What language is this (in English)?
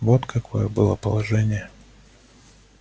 Russian